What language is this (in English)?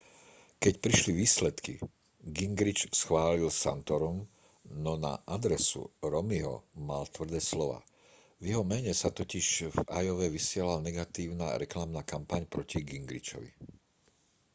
Slovak